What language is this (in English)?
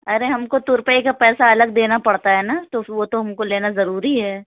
Urdu